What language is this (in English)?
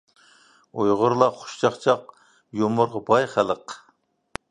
Uyghur